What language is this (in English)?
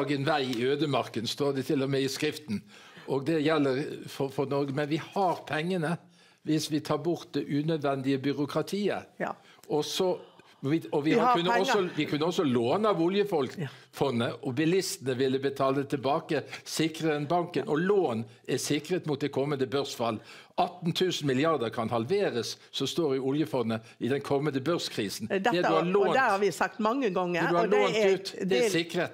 Norwegian